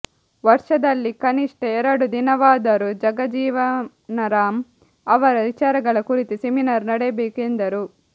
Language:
Kannada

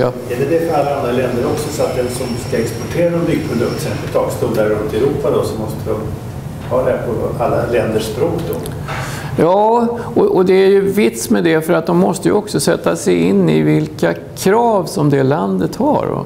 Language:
Swedish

